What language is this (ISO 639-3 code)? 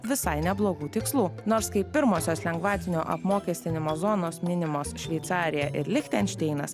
lit